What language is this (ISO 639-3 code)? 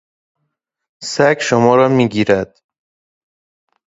fas